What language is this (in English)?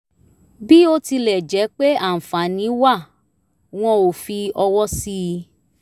Yoruba